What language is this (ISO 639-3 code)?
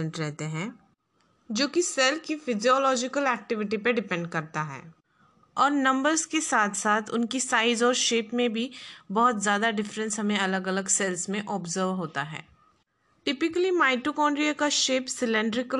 hin